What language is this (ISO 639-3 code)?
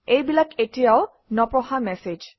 asm